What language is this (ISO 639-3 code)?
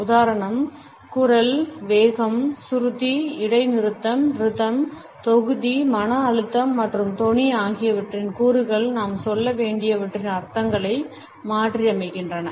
tam